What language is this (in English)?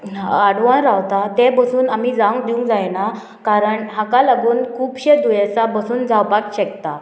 Konkani